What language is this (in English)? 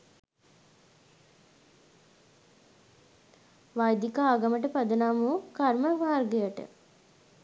Sinhala